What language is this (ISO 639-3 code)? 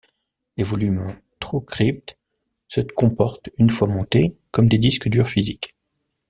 fra